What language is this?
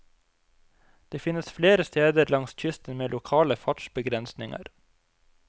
Norwegian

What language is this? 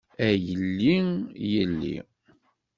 Kabyle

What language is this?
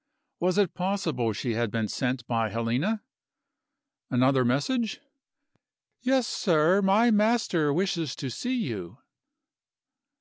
English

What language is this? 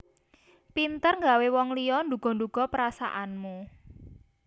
Javanese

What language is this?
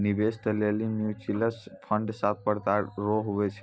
Maithili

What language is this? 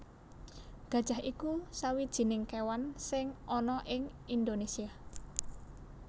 Javanese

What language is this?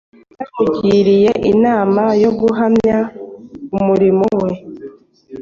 Kinyarwanda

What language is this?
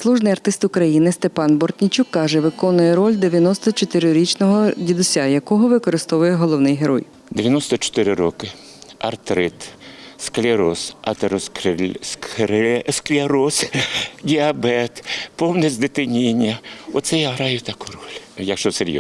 Ukrainian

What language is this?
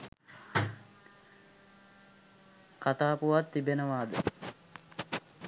Sinhala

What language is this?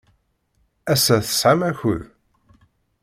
Kabyle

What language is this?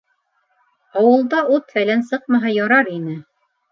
Bashkir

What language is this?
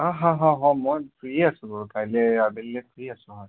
Assamese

